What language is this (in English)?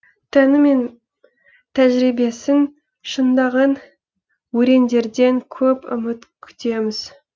Kazakh